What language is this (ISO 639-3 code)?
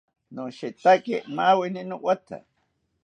cpy